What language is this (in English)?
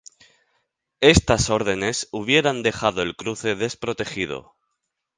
Spanish